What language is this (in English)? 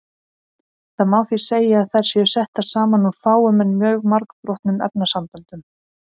Icelandic